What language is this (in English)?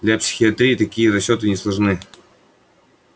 Russian